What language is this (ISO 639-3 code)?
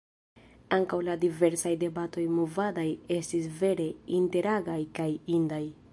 epo